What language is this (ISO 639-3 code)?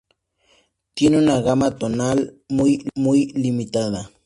spa